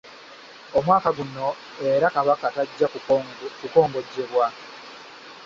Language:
Ganda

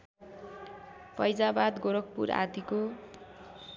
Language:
Nepali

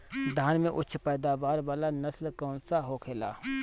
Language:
Bhojpuri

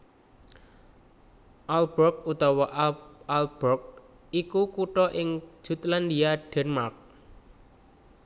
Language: Javanese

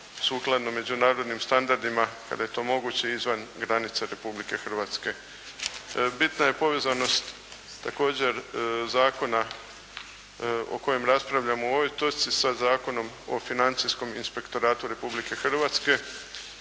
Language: Croatian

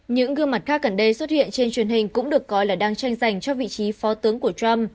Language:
Vietnamese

